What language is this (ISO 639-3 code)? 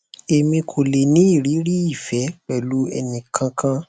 yor